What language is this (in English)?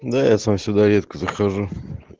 Russian